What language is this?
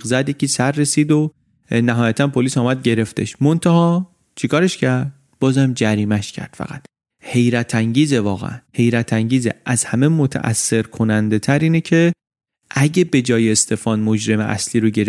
Persian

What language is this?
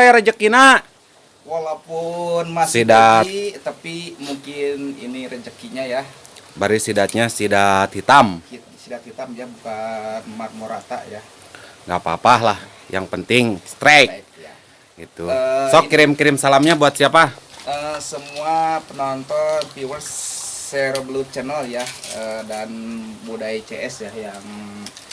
Indonesian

